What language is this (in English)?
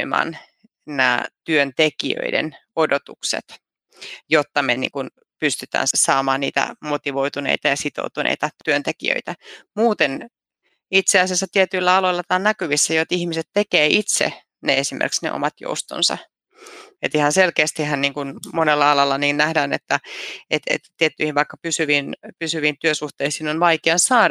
Finnish